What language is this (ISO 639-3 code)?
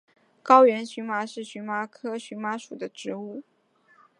zho